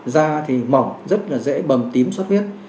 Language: Vietnamese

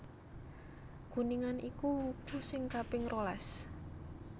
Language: Javanese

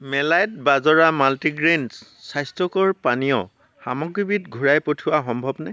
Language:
Assamese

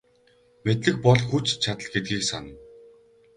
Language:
Mongolian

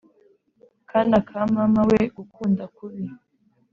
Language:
Kinyarwanda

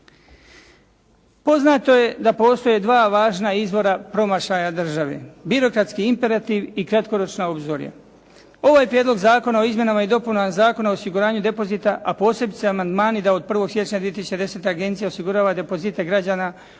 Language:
Croatian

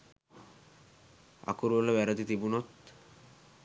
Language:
Sinhala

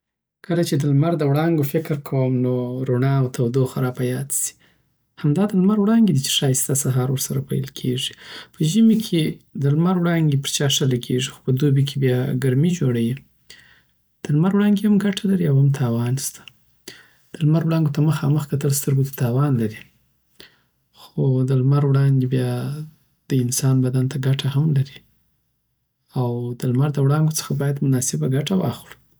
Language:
Southern Pashto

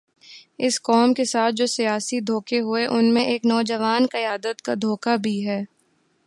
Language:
Urdu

